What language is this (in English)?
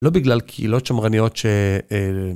Hebrew